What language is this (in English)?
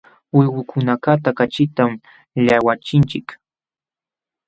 Jauja Wanca Quechua